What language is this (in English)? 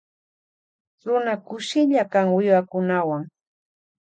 Loja Highland Quichua